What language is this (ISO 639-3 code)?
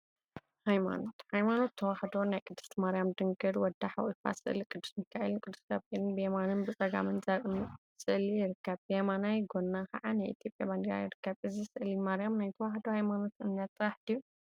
tir